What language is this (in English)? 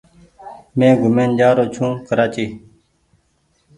Goaria